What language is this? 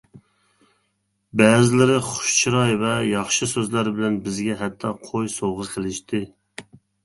Uyghur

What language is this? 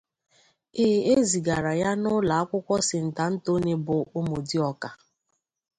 Igbo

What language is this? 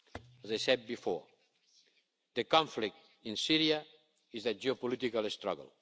English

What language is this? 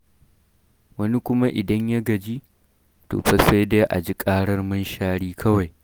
Hausa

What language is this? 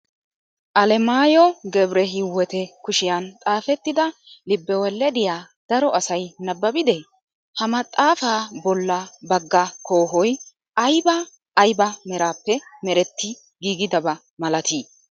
Wolaytta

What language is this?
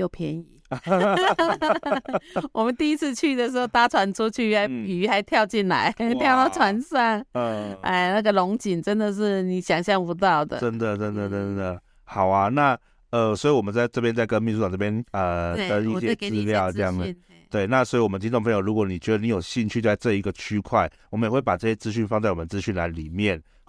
Chinese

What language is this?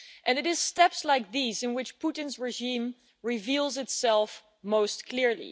English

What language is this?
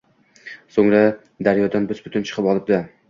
Uzbek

